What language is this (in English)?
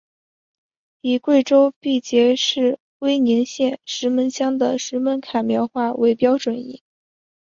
Chinese